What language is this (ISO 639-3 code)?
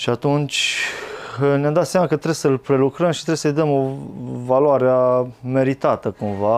ron